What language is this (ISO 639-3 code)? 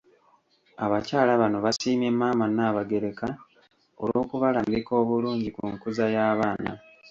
lug